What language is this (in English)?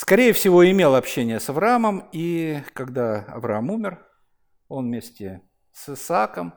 Russian